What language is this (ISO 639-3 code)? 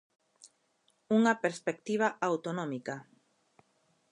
glg